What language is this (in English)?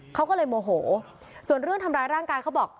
Thai